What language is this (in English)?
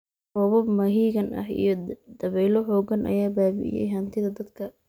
Somali